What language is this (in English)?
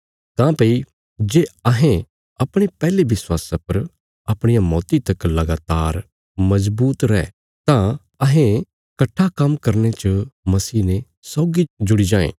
Bilaspuri